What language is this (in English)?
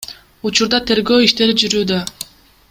Kyrgyz